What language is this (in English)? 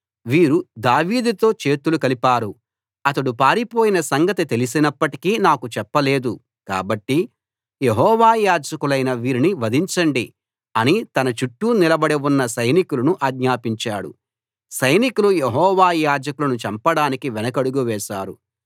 Telugu